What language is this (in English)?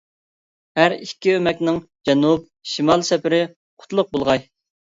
Uyghur